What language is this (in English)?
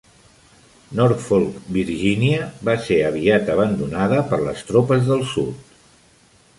Catalan